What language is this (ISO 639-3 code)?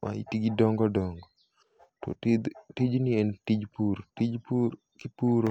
luo